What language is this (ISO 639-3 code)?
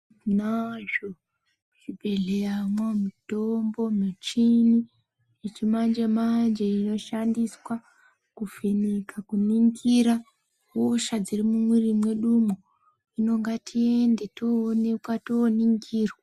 ndc